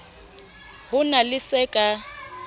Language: Southern Sotho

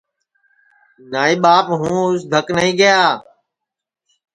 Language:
Sansi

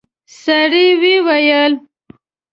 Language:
Pashto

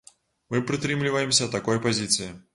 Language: Belarusian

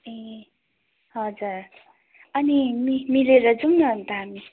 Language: Nepali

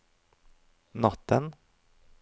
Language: Norwegian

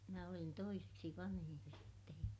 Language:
Finnish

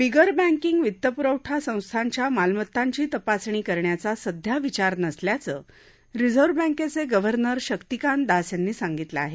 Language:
Marathi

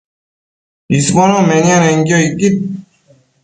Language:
Matsés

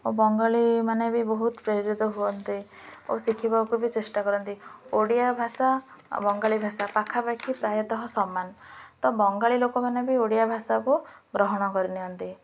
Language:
Odia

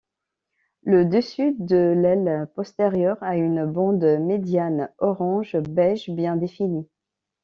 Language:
French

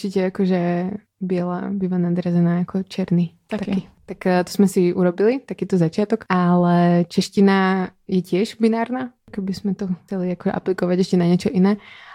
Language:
Czech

